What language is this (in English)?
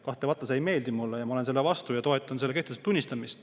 Estonian